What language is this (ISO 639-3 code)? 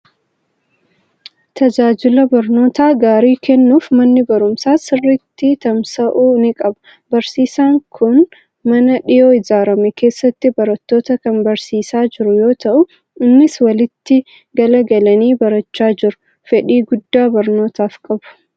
orm